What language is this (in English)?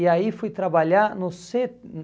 Portuguese